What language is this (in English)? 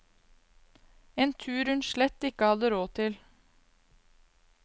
Norwegian